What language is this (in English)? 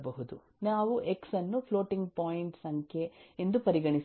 Kannada